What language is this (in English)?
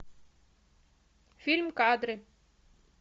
Russian